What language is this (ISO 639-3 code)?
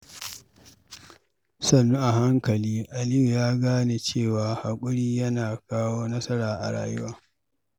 hau